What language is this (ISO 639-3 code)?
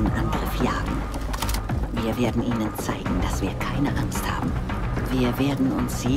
deu